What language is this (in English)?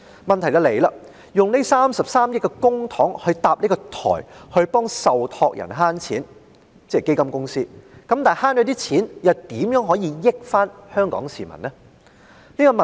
Cantonese